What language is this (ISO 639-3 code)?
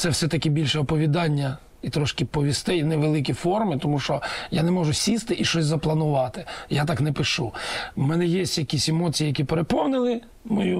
ukr